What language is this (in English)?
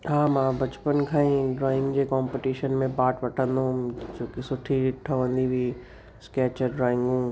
Sindhi